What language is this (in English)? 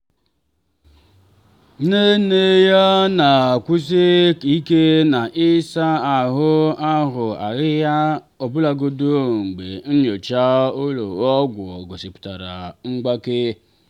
Igbo